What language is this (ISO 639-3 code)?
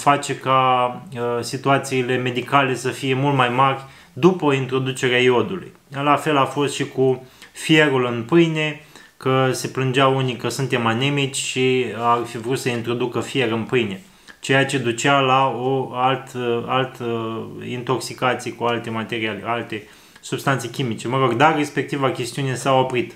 ron